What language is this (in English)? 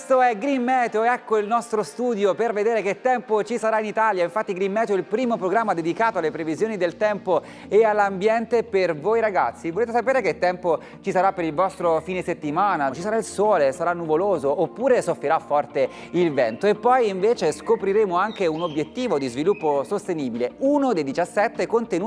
Italian